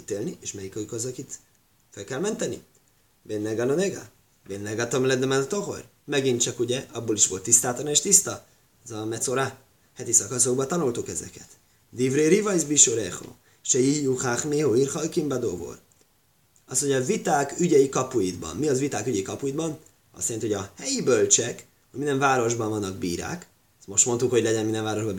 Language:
Hungarian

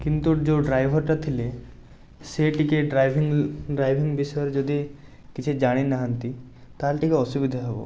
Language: Odia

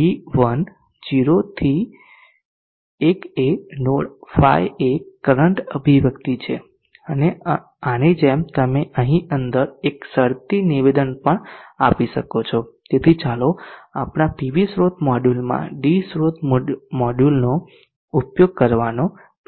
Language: Gujarati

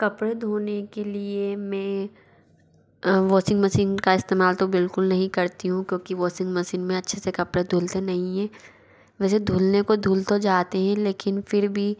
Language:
Hindi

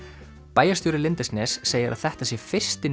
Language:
Icelandic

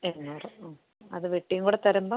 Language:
Malayalam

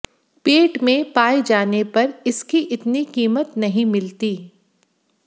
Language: Hindi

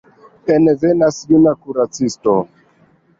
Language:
Esperanto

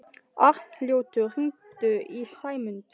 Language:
Icelandic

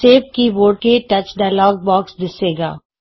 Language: Punjabi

